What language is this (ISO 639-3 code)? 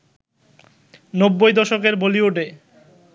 ben